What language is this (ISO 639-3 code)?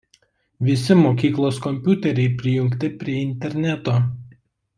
lit